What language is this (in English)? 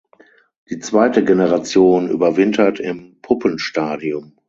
German